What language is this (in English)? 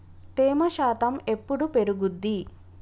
Telugu